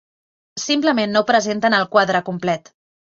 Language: Catalan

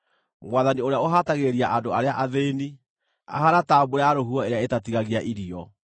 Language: Kikuyu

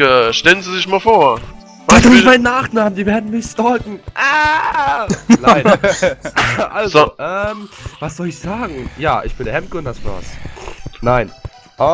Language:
German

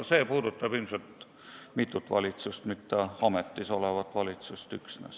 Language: Estonian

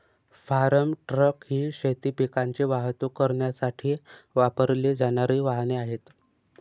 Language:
Marathi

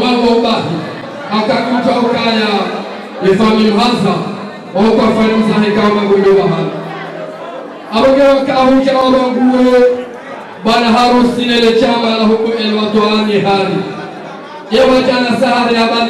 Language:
Arabic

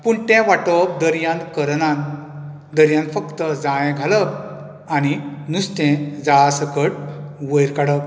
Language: Konkani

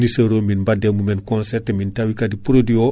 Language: Fula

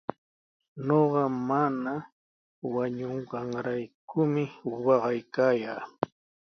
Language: Sihuas Ancash Quechua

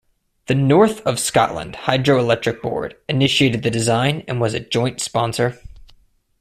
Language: English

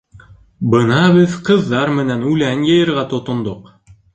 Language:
Bashkir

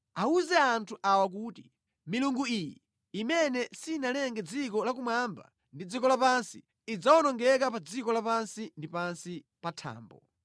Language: Nyanja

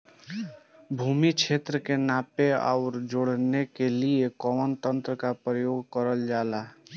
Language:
Bhojpuri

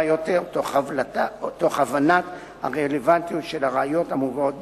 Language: Hebrew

